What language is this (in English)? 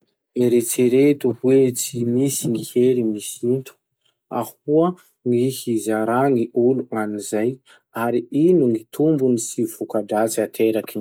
Masikoro Malagasy